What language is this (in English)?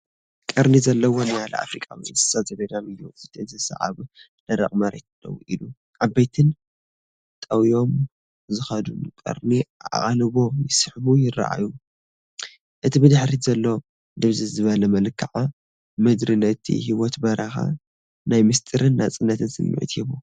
Tigrinya